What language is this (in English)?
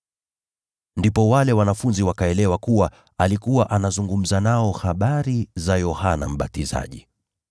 Swahili